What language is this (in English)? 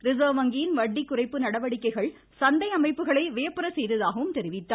Tamil